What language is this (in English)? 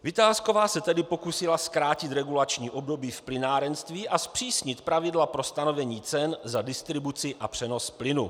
Czech